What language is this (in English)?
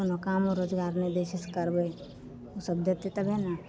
Maithili